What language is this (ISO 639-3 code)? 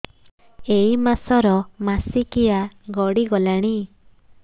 ori